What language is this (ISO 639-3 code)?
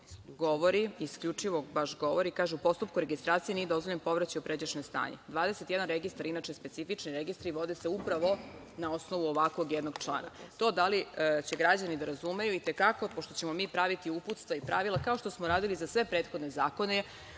srp